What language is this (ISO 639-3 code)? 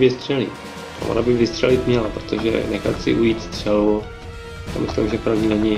ces